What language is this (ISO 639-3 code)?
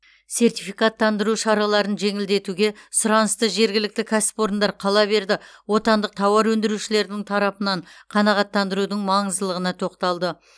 kaz